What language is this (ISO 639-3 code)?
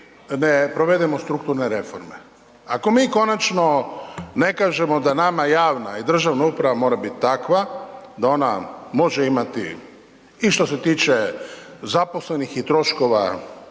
hrv